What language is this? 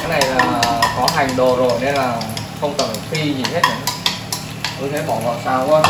Vietnamese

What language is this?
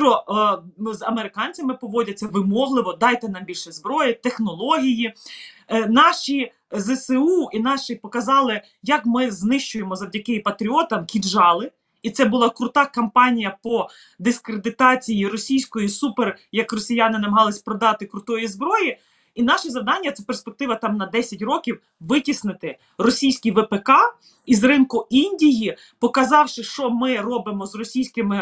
Ukrainian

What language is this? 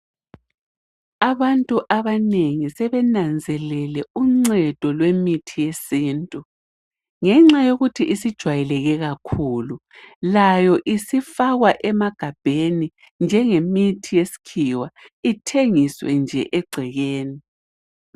North Ndebele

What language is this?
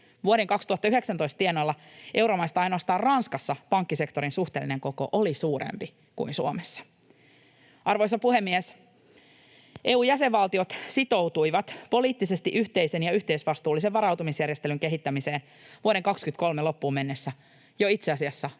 Finnish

